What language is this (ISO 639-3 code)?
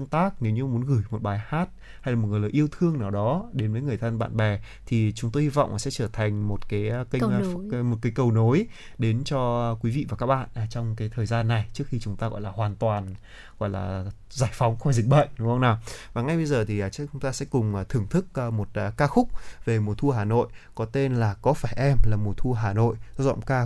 vie